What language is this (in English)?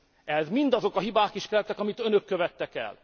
Hungarian